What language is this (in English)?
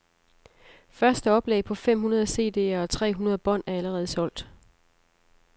Danish